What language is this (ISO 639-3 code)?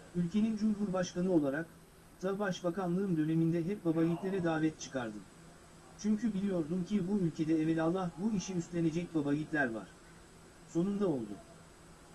tur